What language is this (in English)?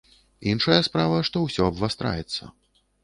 Belarusian